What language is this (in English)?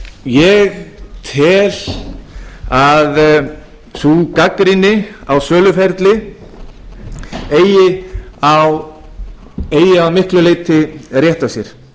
Icelandic